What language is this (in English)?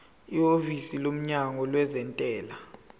Zulu